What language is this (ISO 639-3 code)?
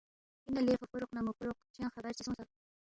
bft